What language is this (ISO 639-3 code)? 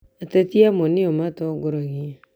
kik